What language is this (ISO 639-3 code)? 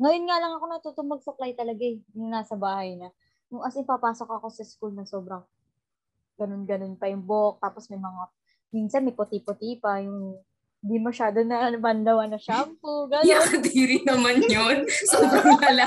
fil